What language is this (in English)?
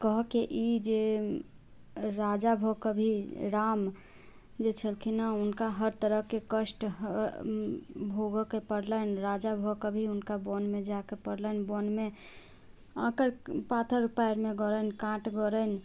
Maithili